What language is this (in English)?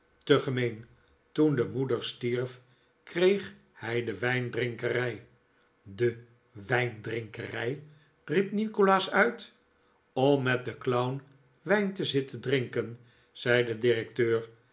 Dutch